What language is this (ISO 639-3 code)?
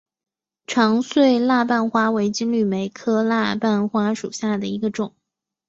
zho